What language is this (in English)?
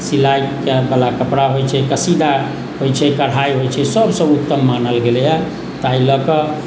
Maithili